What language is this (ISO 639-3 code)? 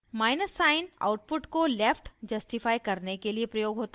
hin